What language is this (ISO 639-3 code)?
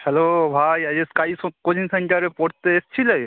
ben